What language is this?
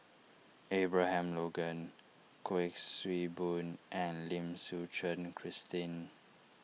English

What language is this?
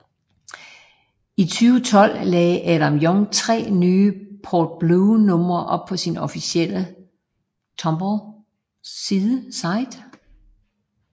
Danish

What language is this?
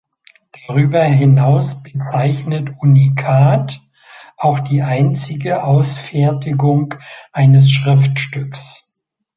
German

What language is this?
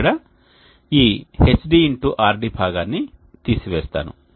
Telugu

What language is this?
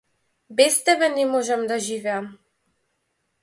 Macedonian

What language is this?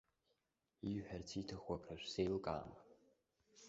Abkhazian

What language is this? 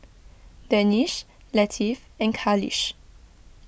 English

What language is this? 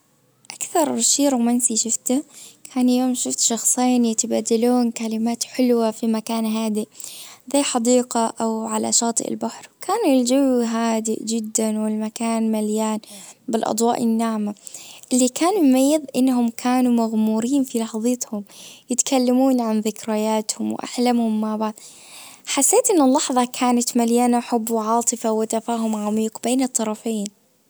Najdi Arabic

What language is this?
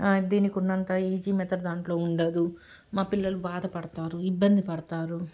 Telugu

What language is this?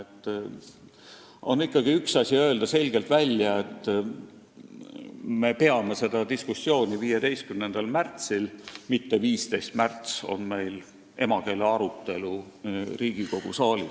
Estonian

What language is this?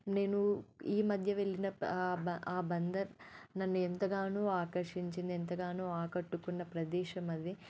Telugu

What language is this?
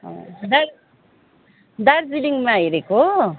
Nepali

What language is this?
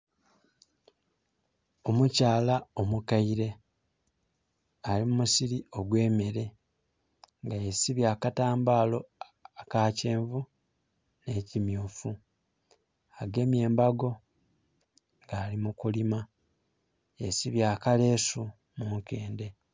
Soga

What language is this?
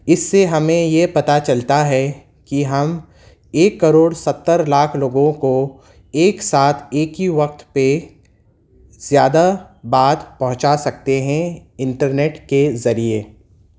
Urdu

